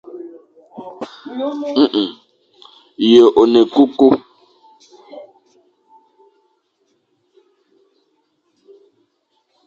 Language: Fang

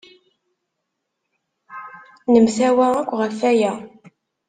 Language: Kabyle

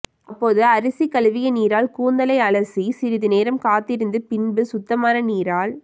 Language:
Tamil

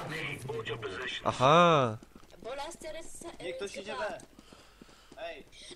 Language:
Polish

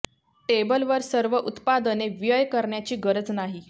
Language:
Marathi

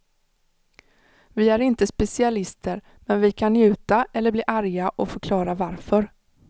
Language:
Swedish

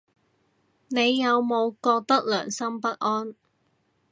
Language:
Cantonese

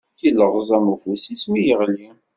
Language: Kabyle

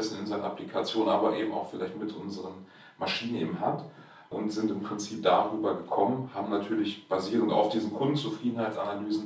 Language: German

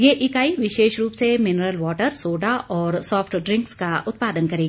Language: Hindi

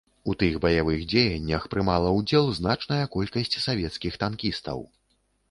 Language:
Belarusian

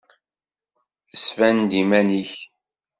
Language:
Kabyle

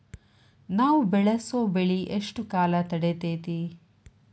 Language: Kannada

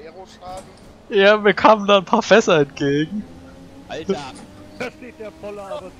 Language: German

